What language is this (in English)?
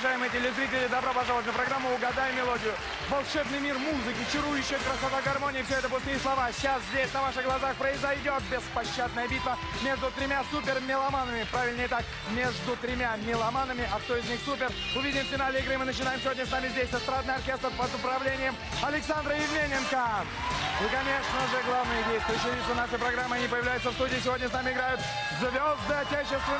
Russian